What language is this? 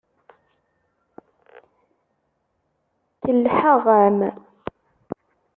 Kabyle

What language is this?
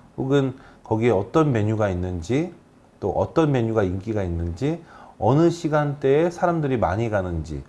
Korean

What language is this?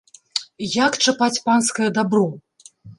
Belarusian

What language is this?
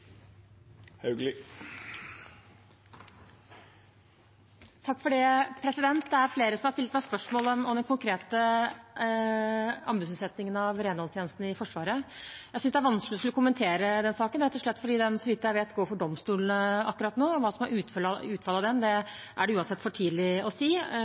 Norwegian Bokmål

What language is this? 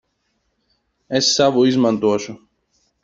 Latvian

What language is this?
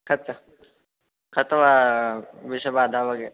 Sanskrit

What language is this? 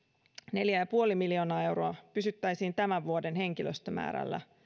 Finnish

